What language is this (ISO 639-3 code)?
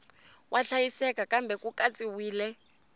tso